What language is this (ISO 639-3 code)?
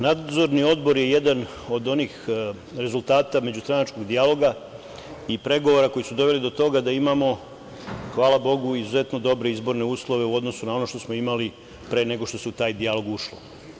srp